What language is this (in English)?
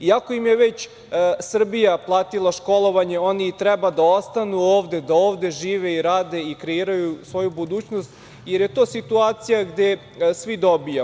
Serbian